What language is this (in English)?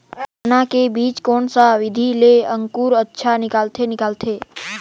Chhattisgarhi